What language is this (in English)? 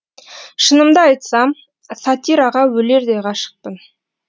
Kazakh